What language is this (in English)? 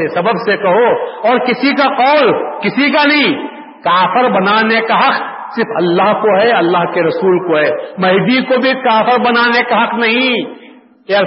Urdu